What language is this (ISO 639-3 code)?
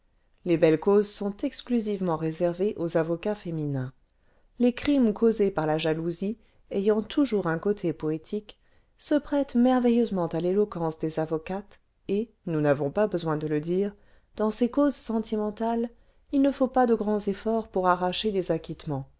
fra